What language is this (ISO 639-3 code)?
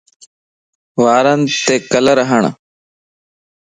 lss